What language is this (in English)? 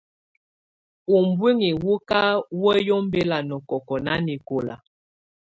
Tunen